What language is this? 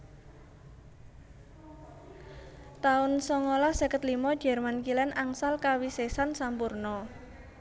Javanese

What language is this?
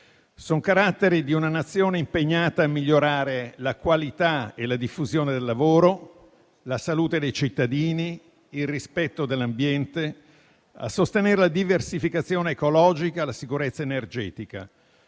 Italian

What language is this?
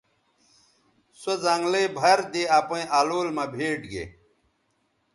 Bateri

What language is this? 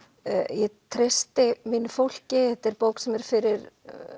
Icelandic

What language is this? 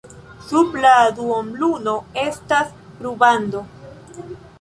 Esperanto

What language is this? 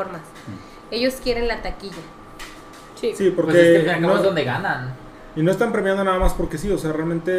Spanish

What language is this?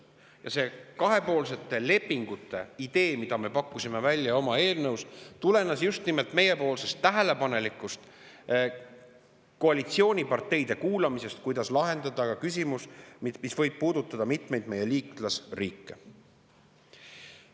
Estonian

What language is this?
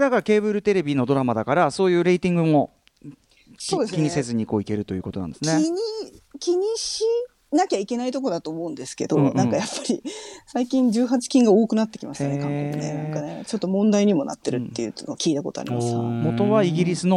Japanese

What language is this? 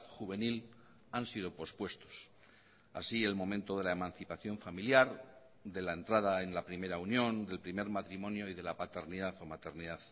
Spanish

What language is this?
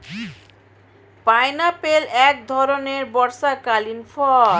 Bangla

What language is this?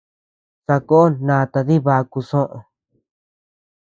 Tepeuxila Cuicatec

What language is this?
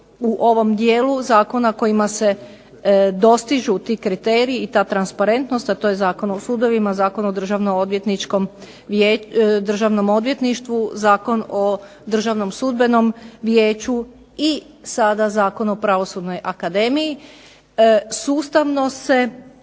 Croatian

